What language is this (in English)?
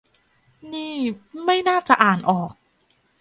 Thai